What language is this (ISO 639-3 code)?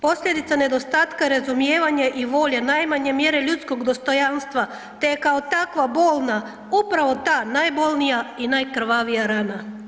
hrv